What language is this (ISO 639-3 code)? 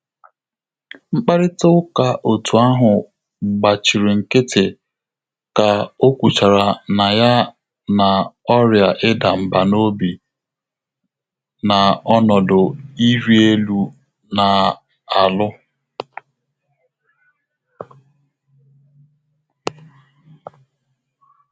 ibo